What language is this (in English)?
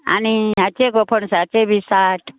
Konkani